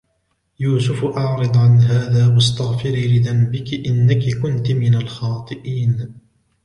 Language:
Arabic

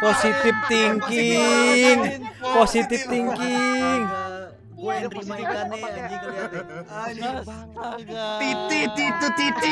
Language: Indonesian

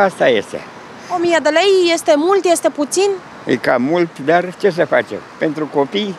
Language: Romanian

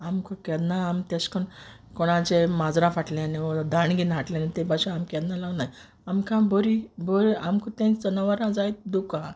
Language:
Konkani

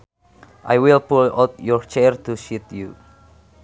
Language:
Sundanese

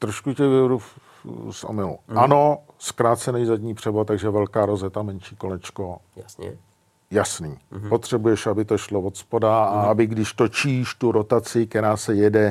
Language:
Czech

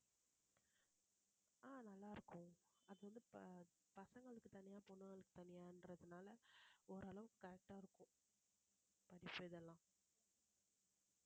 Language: Tamil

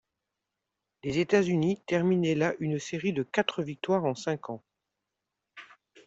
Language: French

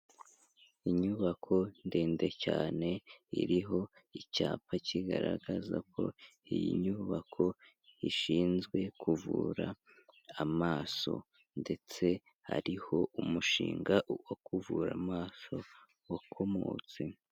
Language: Kinyarwanda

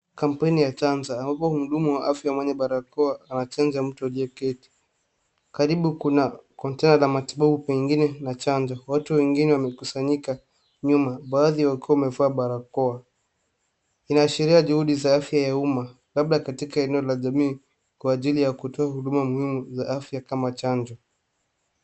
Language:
Swahili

